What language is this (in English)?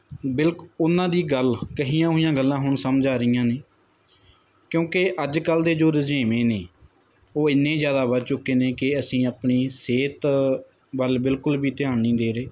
Punjabi